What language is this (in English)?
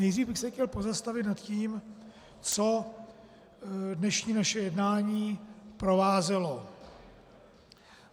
Czech